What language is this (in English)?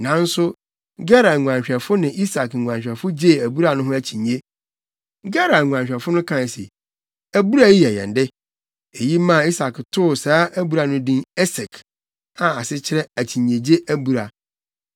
Akan